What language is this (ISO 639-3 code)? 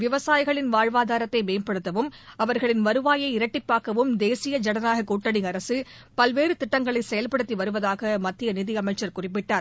tam